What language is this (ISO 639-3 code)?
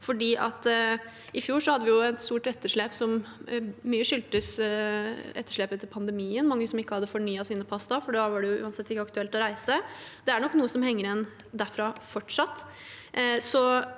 nor